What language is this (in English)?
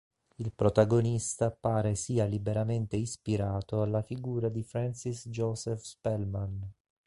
Italian